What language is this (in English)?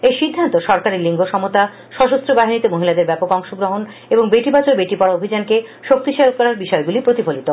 Bangla